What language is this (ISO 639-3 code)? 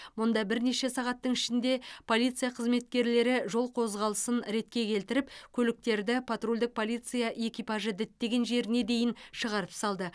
kaz